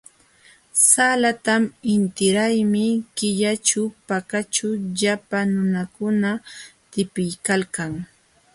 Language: Jauja Wanca Quechua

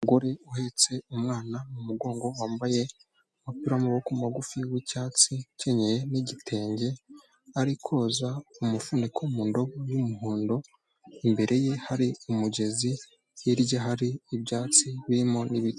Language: Kinyarwanda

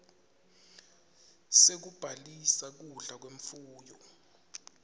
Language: Swati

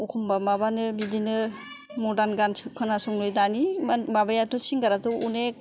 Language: Bodo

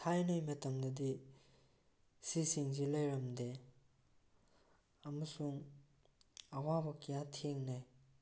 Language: Manipuri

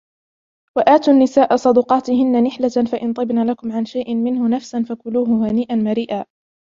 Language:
Arabic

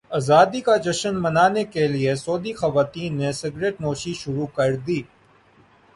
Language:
Urdu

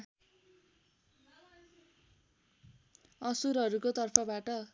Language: Nepali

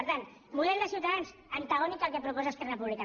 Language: Catalan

